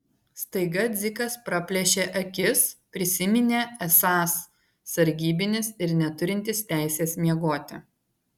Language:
Lithuanian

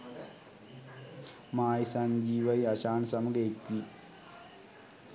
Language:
Sinhala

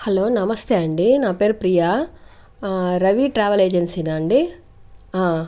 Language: Telugu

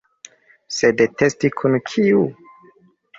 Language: Esperanto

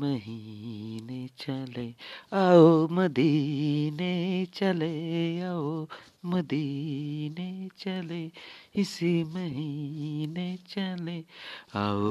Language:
Bangla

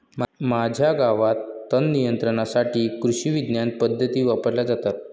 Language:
Marathi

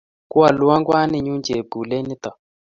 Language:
Kalenjin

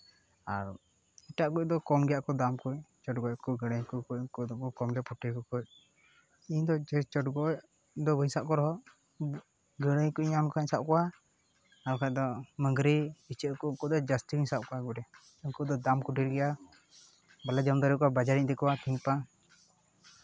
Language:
Santali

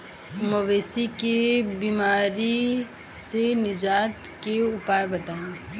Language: Bhojpuri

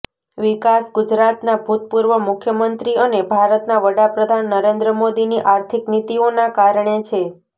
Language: Gujarati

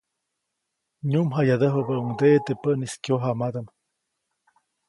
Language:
Copainalá Zoque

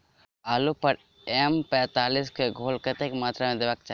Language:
Maithili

